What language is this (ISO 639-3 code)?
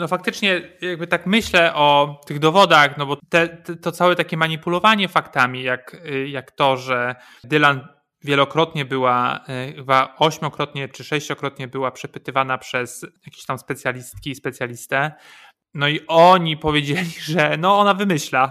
pol